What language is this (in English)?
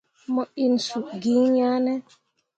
Mundang